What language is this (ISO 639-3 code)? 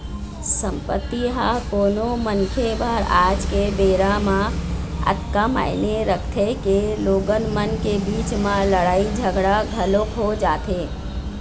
hne